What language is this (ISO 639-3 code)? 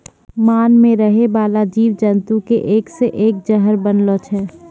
mai